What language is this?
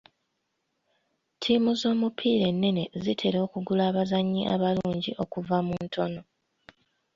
Ganda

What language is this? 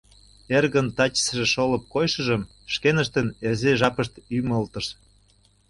Mari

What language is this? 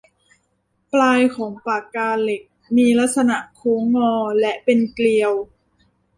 Thai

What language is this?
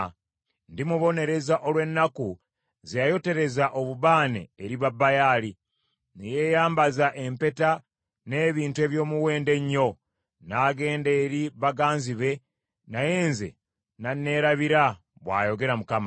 Ganda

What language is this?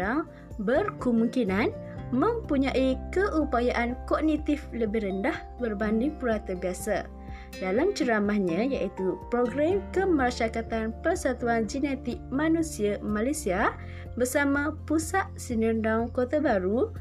Malay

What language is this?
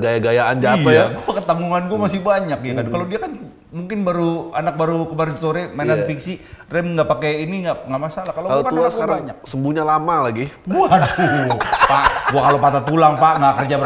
Indonesian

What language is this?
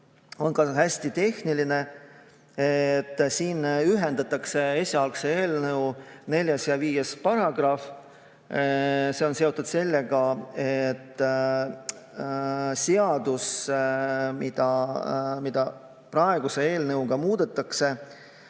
Estonian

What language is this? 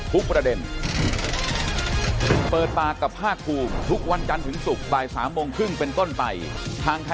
Thai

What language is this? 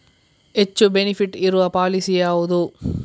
Kannada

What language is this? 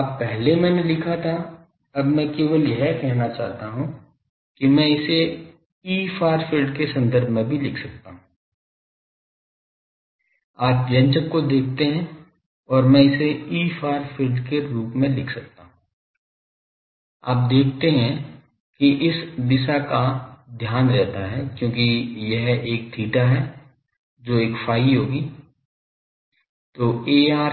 Hindi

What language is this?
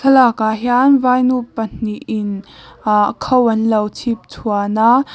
Mizo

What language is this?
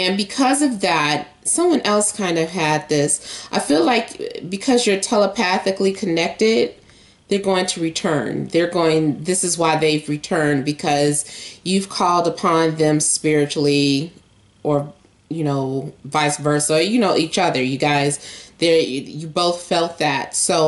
English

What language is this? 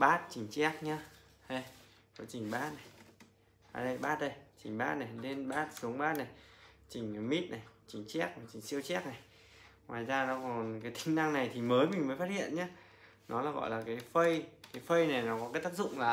Vietnamese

